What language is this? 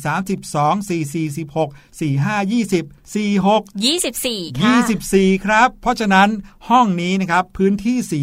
Thai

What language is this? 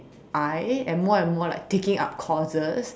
English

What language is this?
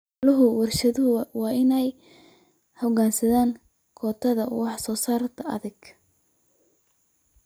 Somali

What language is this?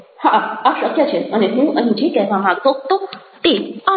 Gujarati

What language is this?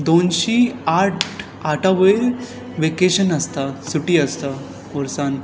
Konkani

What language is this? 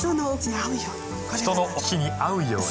Japanese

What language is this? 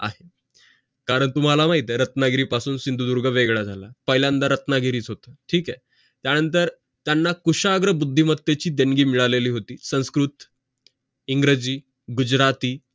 Marathi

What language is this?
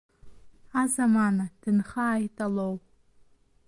Abkhazian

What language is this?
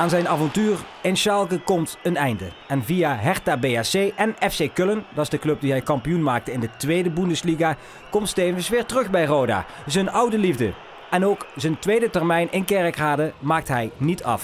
Dutch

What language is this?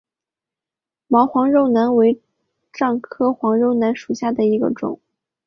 Chinese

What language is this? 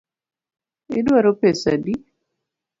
Luo (Kenya and Tanzania)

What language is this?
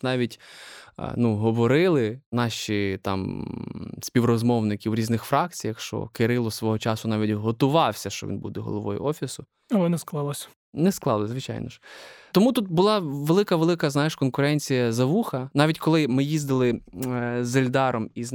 Ukrainian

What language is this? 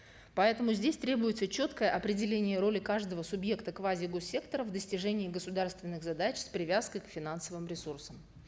Kazakh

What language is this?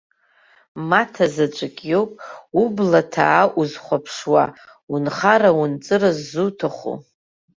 Abkhazian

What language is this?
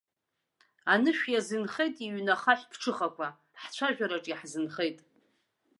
Abkhazian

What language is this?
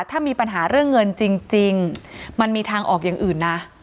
Thai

